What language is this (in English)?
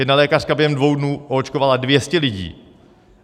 Czech